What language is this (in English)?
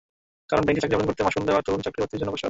Bangla